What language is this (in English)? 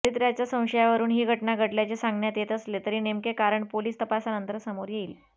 Marathi